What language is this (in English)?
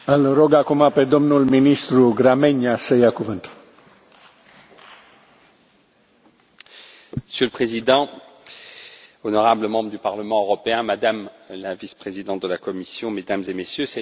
French